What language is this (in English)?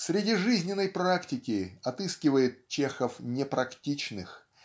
Russian